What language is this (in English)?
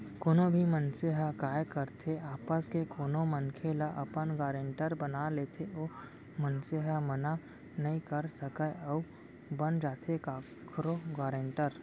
Chhattisgarhi